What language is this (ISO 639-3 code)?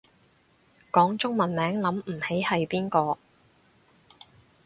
yue